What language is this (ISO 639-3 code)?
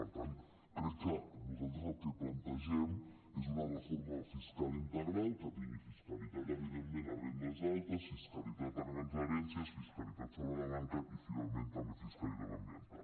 cat